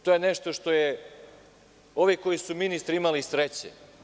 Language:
Serbian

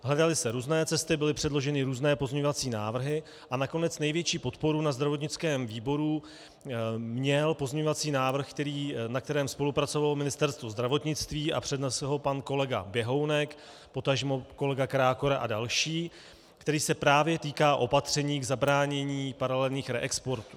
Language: Czech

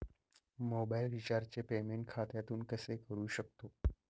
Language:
Marathi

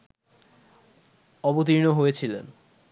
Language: Bangla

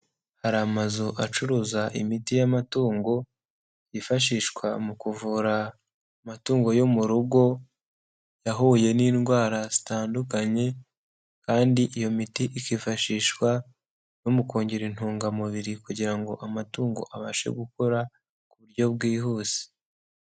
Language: Kinyarwanda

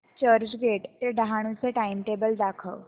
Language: Marathi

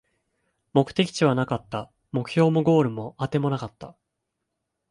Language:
Japanese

